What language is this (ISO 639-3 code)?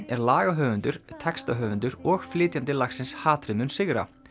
isl